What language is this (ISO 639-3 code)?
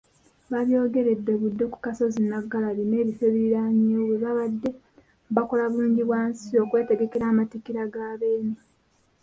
lug